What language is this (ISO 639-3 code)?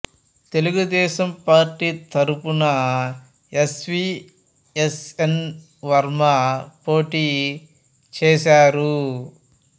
tel